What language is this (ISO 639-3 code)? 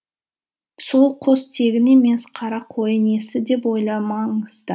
kaz